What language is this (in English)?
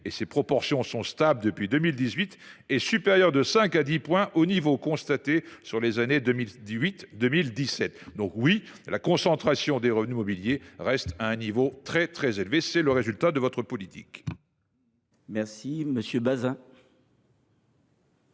French